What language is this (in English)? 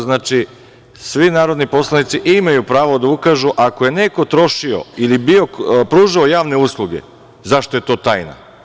Serbian